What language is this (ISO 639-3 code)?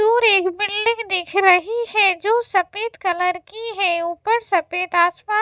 hin